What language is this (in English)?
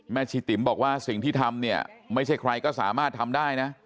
Thai